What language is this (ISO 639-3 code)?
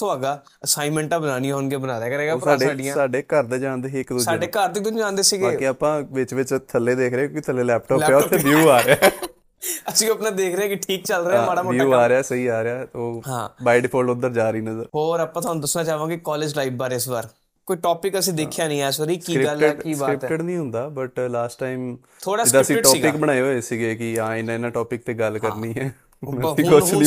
pan